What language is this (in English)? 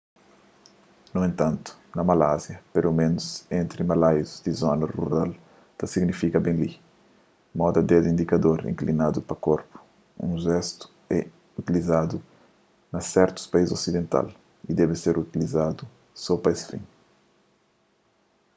Kabuverdianu